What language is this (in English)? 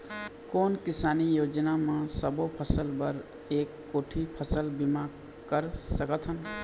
Chhattisgarhi